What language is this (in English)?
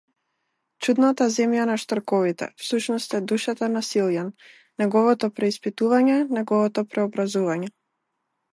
Macedonian